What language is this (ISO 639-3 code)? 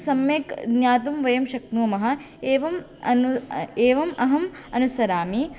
san